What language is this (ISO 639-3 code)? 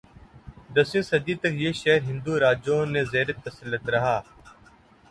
urd